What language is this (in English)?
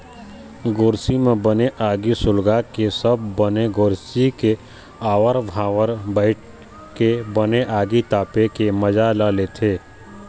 Chhattisgarhi